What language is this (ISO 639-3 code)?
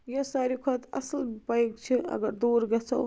kas